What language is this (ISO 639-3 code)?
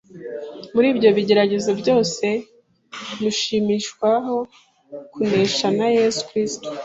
kin